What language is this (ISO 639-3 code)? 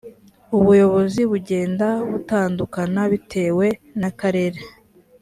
kin